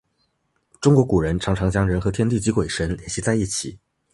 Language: Chinese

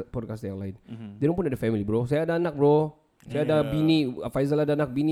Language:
Malay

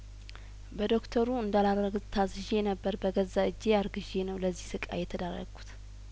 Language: Amharic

